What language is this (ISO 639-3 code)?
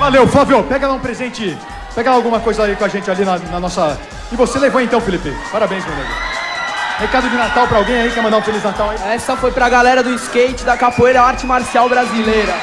por